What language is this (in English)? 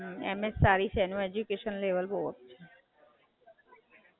Gujarati